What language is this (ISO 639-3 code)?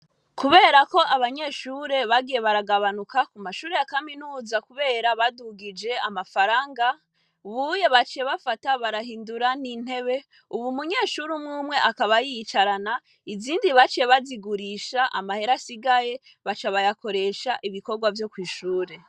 run